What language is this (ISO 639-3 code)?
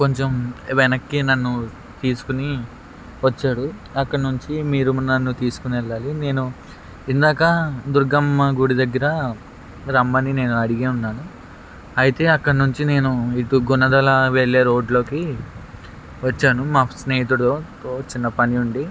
tel